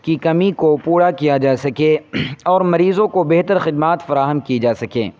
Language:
Urdu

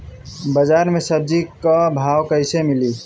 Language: Bhojpuri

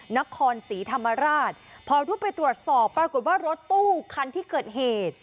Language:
Thai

